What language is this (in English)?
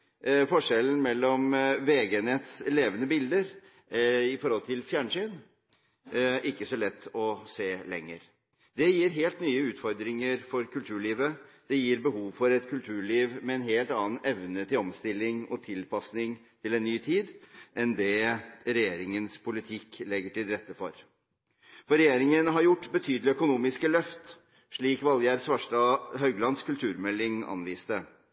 Norwegian Bokmål